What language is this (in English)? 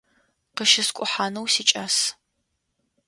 Adyghe